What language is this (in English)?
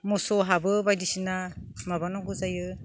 Bodo